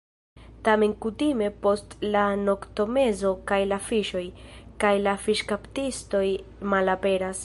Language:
Esperanto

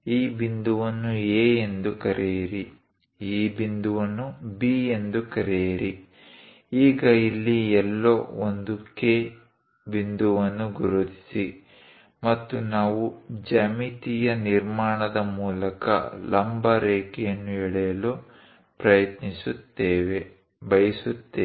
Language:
Kannada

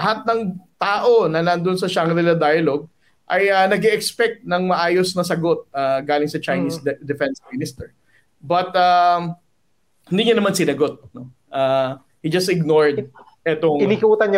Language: Filipino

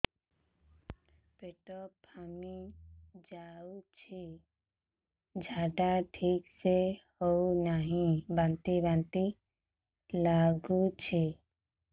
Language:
Odia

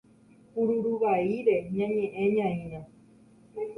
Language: Guarani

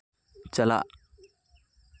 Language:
Santali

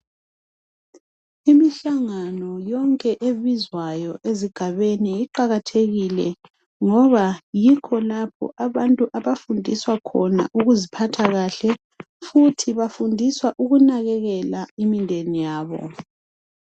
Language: North Ndebele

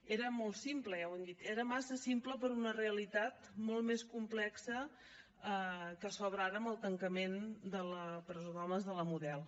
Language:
Catalan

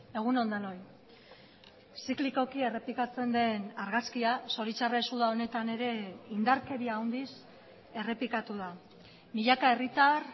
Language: Basque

